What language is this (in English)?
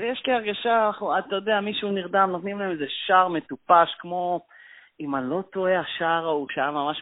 Hebrew